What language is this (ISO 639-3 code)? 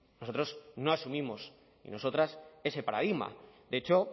spa